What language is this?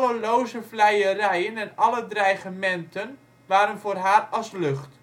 Dutch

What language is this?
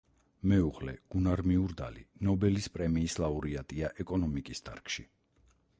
Georgian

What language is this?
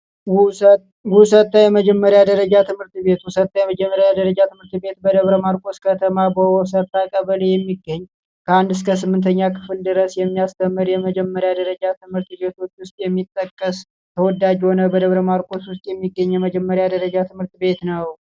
Amharic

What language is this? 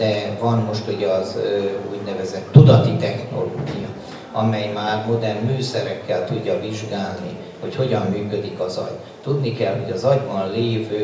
Hungarian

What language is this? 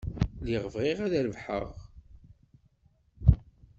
Kabyle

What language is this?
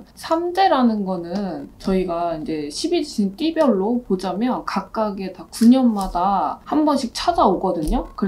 Korean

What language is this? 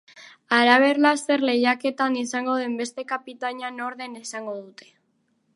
Basque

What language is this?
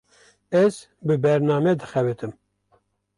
Kurdish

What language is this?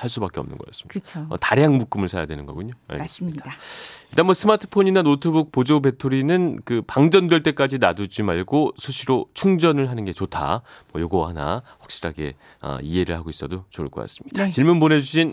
Korean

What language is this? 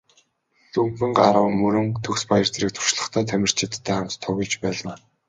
Mongolian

